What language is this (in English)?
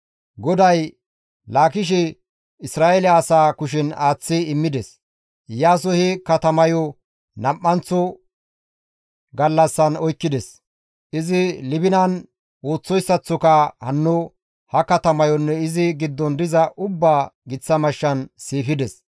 Gamo